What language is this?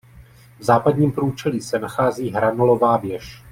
Czech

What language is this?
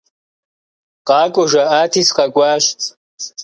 Kabardian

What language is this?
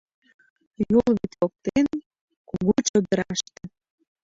Mari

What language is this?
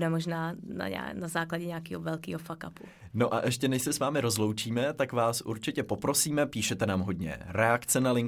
Czech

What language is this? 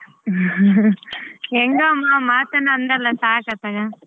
Kannada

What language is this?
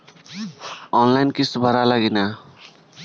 Bhojpuri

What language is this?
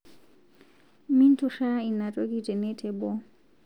Masai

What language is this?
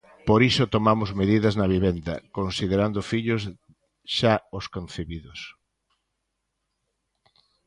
Galician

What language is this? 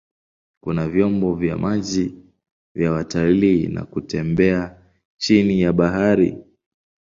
Swahili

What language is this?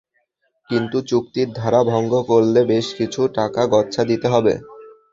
Bangla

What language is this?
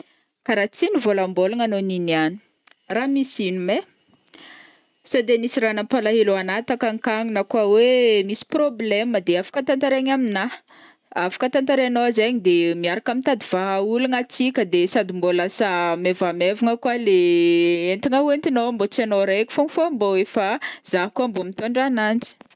Northern Betsimisaraka Malagasy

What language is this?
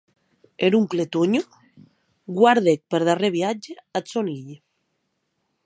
Occitan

